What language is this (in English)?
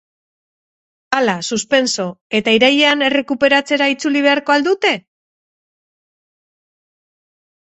Basque